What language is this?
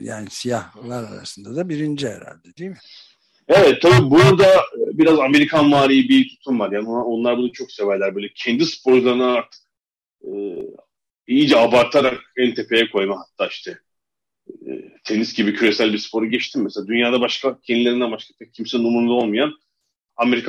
Turkish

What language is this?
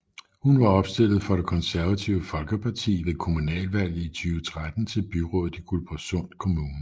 Danish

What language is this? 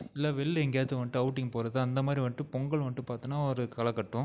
Tamil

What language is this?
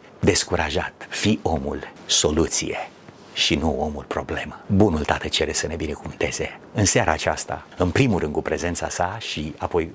Romanian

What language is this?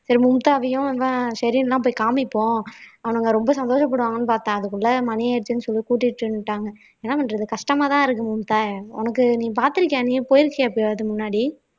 Tamil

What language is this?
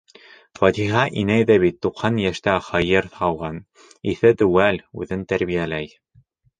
Bashkir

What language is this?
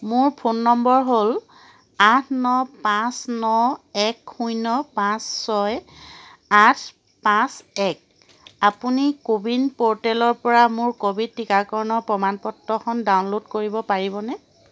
Assamese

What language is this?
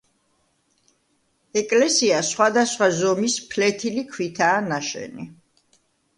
Georgian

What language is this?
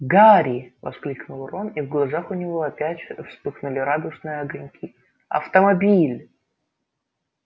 Russian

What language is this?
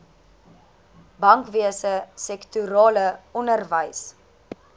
Afrikaans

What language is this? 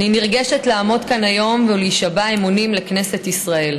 Hebrew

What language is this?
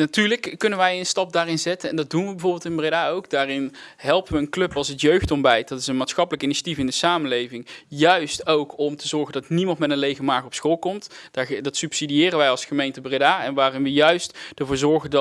Dutch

